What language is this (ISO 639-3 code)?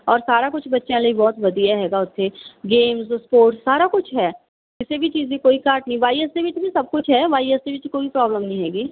pan